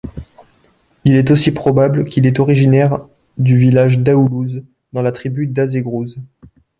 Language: French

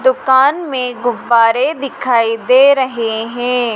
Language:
Hindi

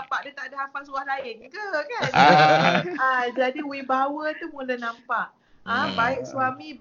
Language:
Malay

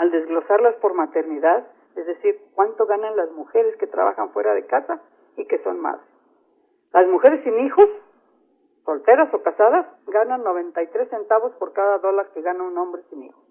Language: Spanish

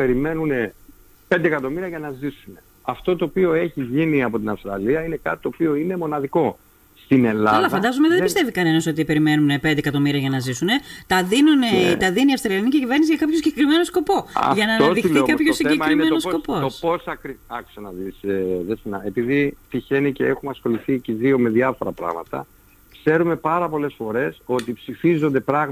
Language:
Greek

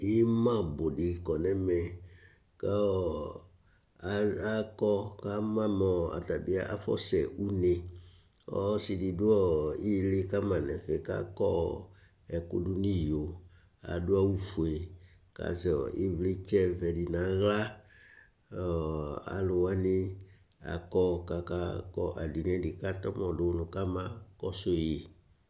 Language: Ikposo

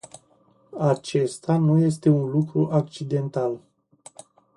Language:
Romanian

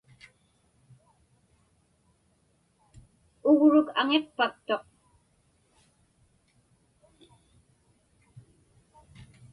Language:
Inupiaq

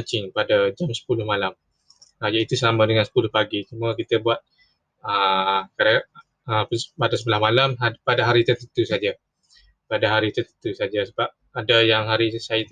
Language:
Malay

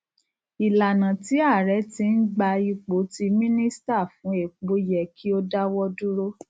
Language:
Yoruba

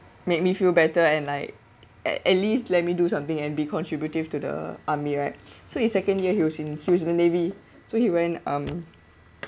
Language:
English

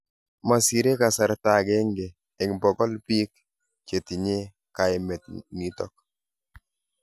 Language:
Kalenjin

